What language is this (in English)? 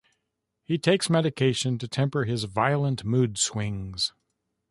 English